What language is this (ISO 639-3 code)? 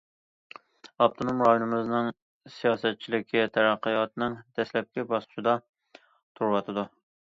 uig